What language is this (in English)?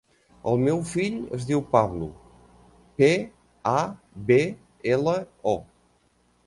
Catalan